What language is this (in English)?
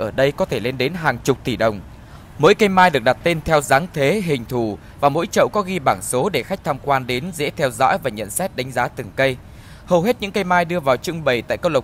Vietnamese